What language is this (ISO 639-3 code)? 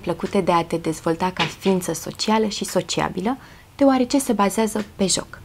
ron